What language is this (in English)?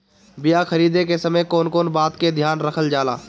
Bhojpuri